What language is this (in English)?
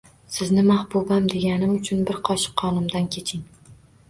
Uzbek